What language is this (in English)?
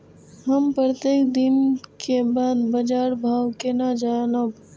Maithili